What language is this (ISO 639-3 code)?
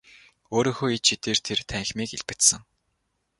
mon